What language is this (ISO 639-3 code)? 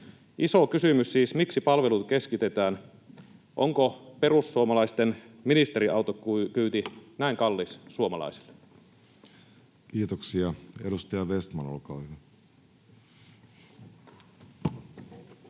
fin